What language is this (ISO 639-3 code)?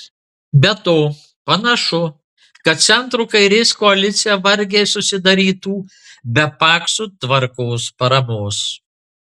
lit